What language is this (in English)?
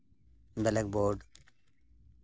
Santali